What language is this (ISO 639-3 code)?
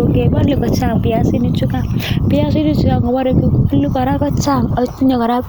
kln